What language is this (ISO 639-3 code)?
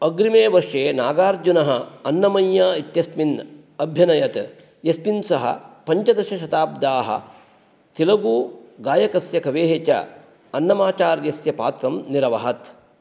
san